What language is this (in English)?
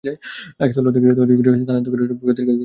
Bangla